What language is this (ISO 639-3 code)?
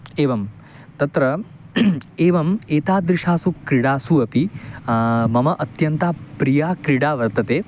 san